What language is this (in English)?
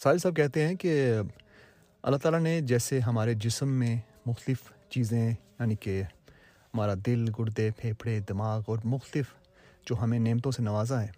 Urdu